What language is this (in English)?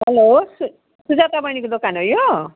Nepali